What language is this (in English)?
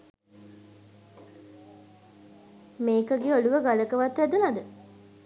Sinhala